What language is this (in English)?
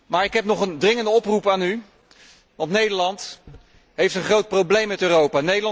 Dutch